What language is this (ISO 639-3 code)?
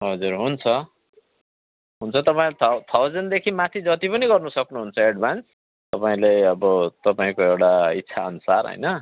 nep